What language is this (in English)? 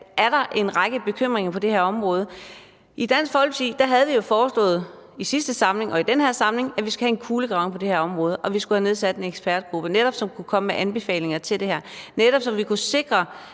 Danish